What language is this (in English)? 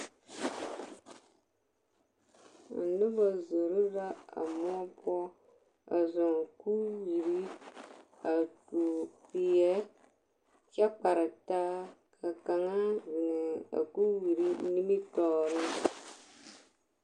Southern Dagaare